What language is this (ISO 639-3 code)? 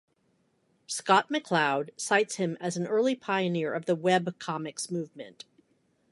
eng